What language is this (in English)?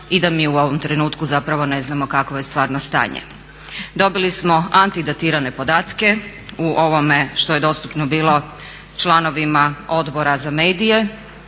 Croatian